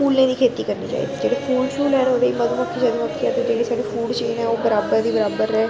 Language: Dogri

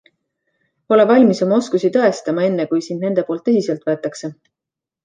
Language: Estonian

